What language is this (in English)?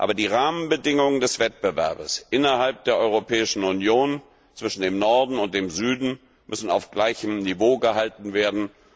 German